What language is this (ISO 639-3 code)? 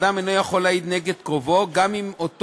heb